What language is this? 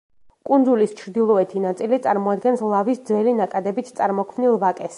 Georgian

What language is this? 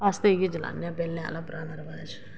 Dogri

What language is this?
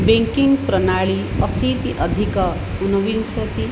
Sanskrit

